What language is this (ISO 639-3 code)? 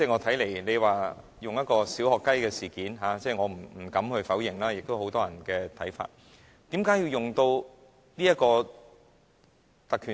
yue